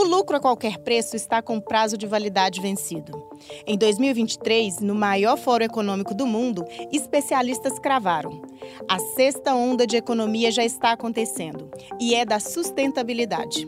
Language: Portuguese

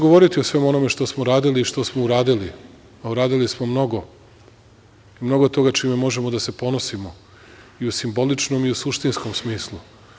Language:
Serbian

